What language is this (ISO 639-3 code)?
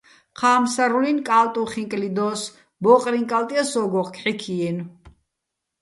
bbl